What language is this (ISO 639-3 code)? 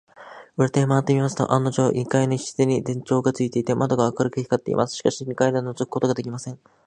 jpn